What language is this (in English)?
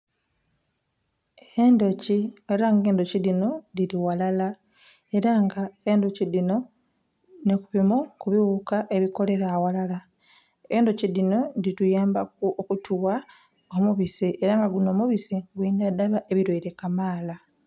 Soga